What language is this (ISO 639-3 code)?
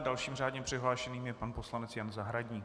ces